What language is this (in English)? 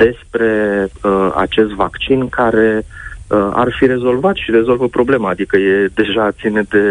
Romanian